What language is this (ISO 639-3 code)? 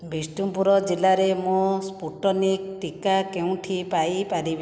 ori